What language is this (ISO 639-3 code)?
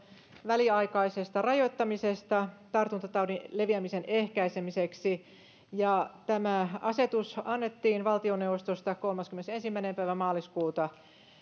fin